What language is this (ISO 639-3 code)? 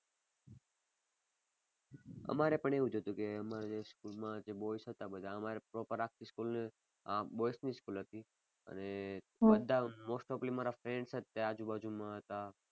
guj